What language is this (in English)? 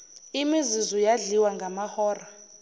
Zulu